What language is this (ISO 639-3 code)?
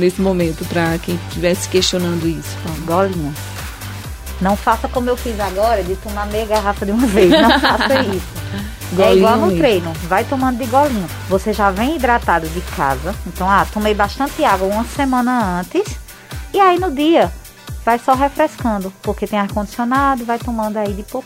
por